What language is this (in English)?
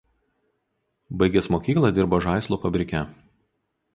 Lithuanian